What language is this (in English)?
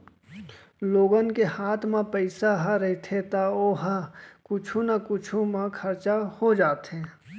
Chhattisgarhi